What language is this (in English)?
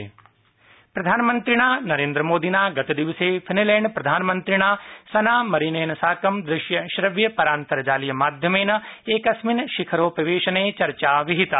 Sanskrit